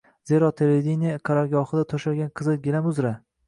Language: Uzbek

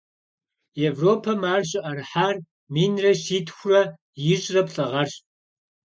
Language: Kabardian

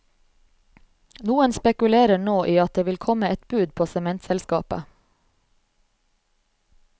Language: Norwegian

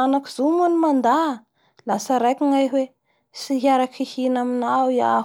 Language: Bara Malagasy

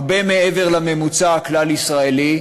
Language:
Hebrew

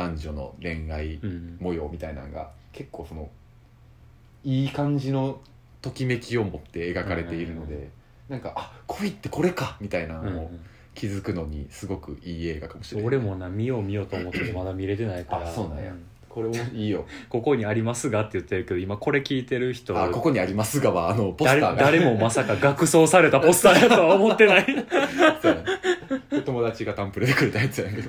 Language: Japanese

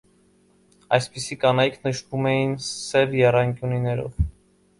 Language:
Armenian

